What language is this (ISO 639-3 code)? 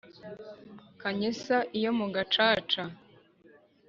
kin